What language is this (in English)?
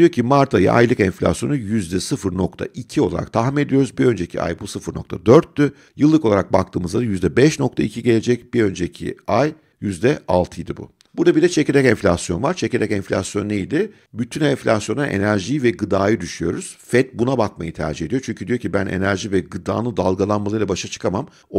Turkish